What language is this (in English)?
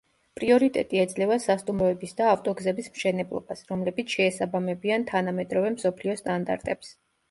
Georgian